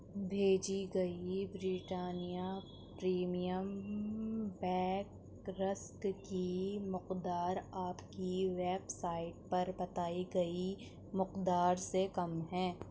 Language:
Urdu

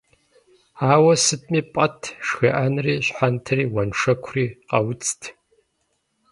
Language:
Kabardian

